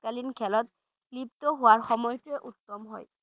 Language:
Bangla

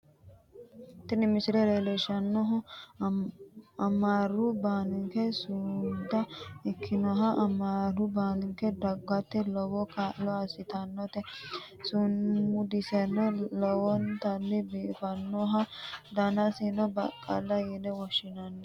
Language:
Sidamo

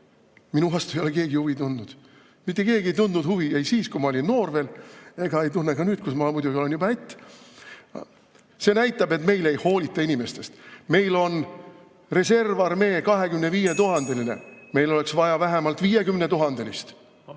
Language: Estonian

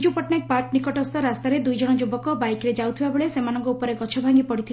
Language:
Odia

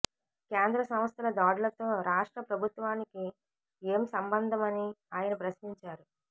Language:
Telugu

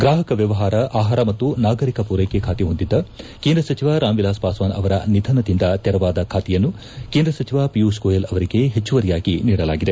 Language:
Kannada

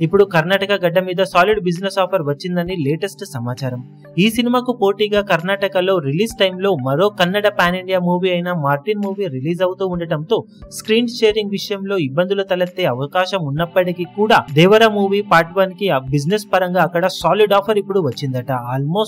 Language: Telugu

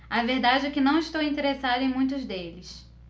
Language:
Portuguese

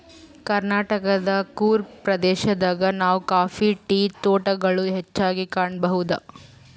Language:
Kannada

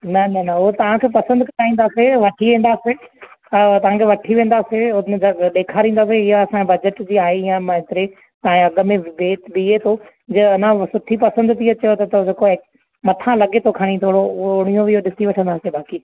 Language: Sindhi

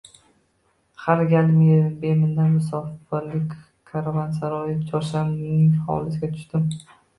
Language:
Uzbek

